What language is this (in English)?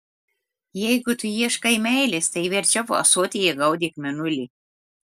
Lithuanian